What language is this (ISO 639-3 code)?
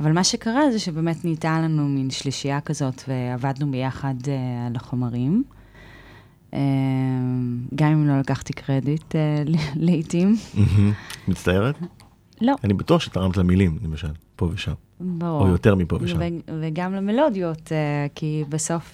heb